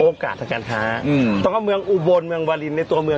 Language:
Thai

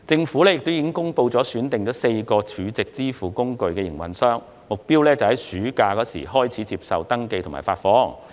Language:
Cantonese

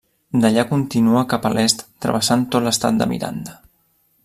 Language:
Catalan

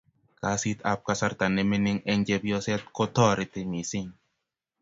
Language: Kalenjin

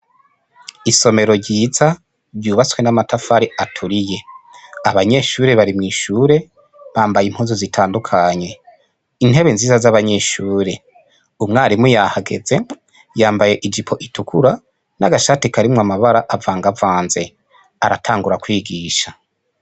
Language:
Rundi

